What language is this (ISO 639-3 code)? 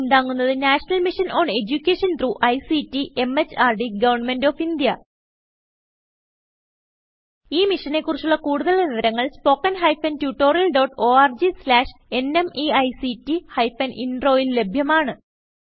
mal